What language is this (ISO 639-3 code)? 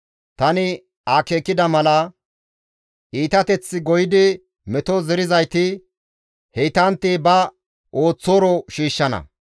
gmv